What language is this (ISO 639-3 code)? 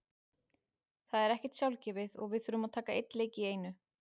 isl